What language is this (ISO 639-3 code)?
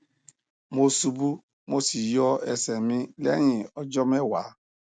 yor